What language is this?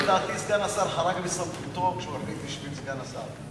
Hebrew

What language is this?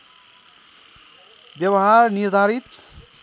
Nepali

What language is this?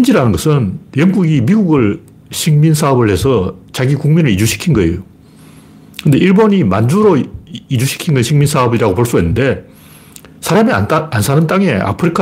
Korean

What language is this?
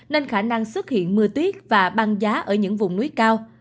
Vietnamese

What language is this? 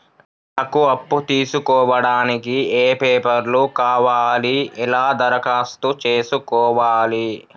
Telugu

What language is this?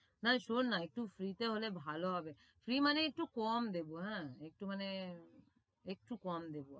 Bangla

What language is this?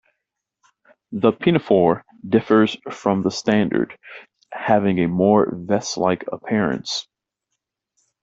English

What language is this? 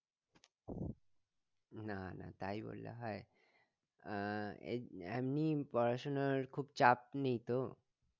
Bangla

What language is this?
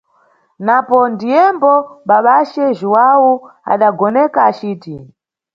Nyungwe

